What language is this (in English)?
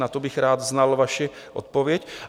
Czech